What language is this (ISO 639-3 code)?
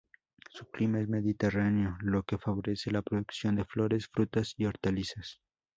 spa